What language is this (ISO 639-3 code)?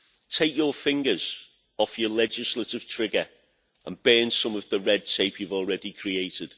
eng